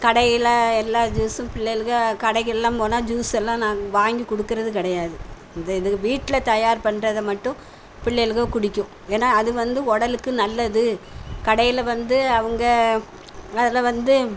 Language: Tamil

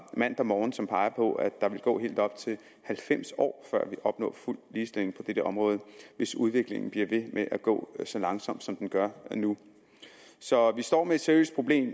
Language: Danish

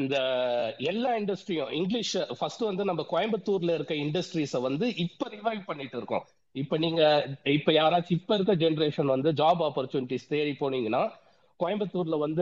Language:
Tamil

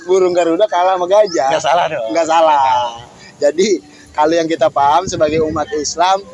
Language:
Indonesian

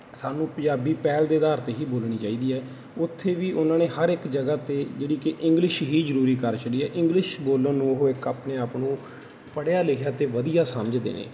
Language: Punjabi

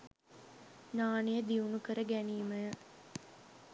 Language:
Sinhala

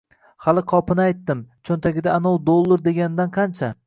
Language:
Uzbek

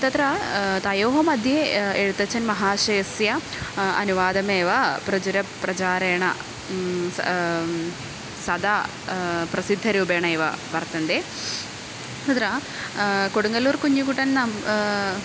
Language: Sanskrit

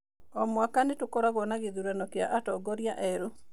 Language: Kikuyu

